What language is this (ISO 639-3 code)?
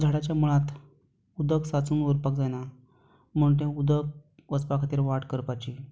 kok